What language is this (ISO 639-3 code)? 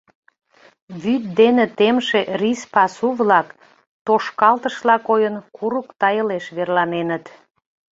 chm